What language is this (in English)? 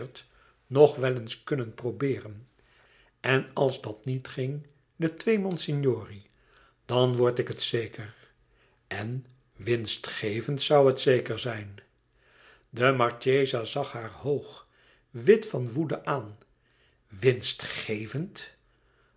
Dutch